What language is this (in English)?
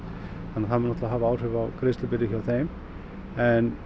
Icelandic